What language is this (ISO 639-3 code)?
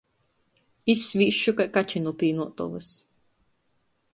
ltg